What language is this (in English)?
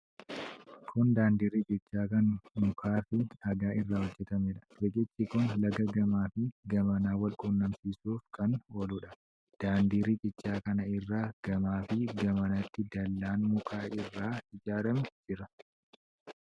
Oromo